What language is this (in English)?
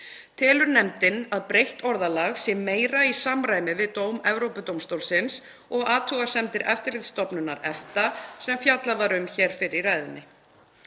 Icelandic